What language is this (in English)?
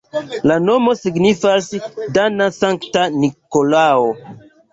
Esperanto